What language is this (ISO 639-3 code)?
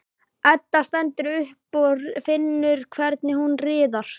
isl